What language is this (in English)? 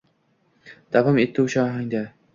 Uzbek